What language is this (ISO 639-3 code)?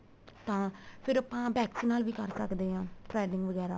pan